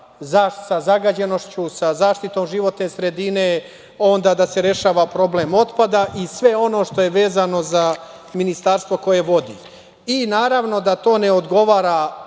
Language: Serbian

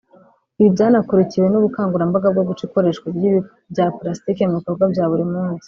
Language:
Kinyarwanda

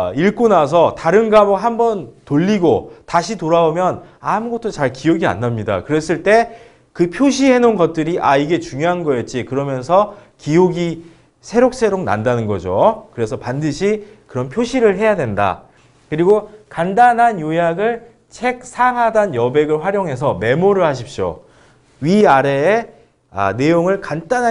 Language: Korean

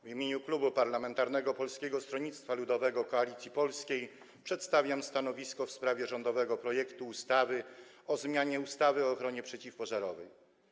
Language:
Polish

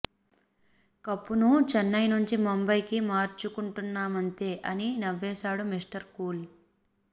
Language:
Telugu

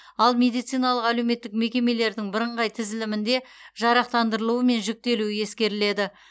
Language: Kazakh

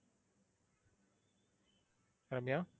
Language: Tamil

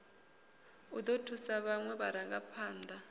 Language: Venda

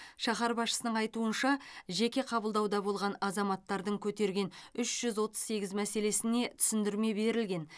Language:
Kazakh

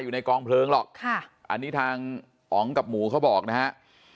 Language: Thai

